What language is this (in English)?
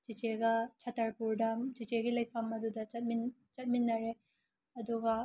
Manipuri